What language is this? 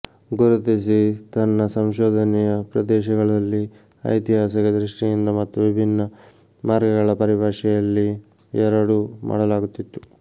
Kannada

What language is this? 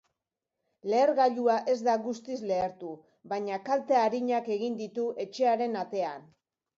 Basque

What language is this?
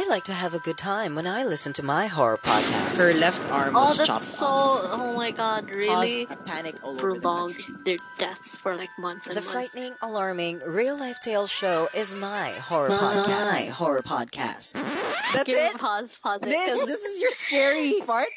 Filipino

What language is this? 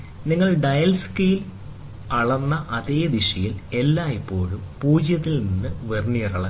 Malayalam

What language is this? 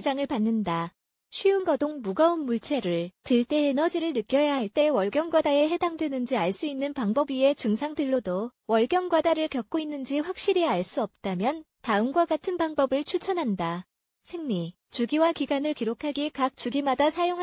Korean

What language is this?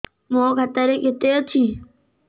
Odia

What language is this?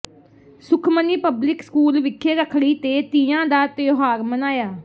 Punjabi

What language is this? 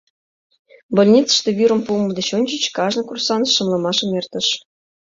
Mari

